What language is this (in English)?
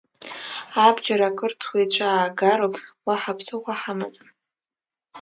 Abkhazian